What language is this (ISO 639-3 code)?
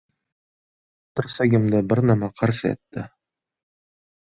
uzb